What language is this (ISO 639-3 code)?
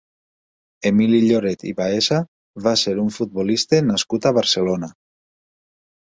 cat